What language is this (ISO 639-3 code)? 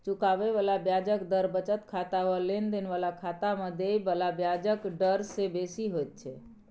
mai